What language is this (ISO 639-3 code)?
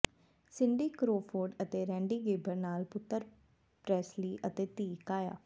pan